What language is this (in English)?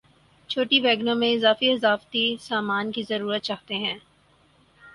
Urdu